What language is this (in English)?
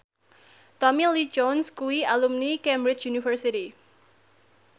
Javanese